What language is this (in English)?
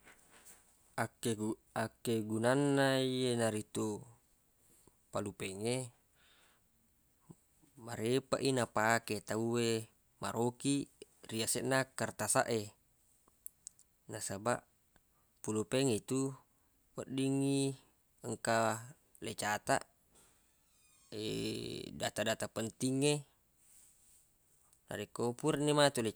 Buginese